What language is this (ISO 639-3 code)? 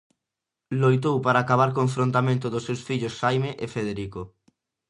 glg